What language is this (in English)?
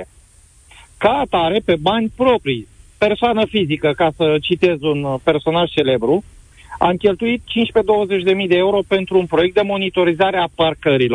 Romanian